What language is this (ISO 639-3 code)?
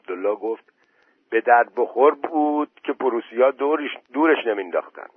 fas